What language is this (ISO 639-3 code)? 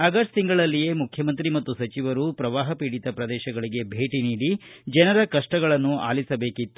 kan